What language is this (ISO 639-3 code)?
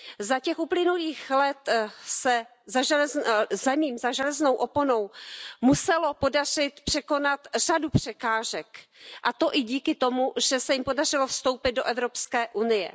ces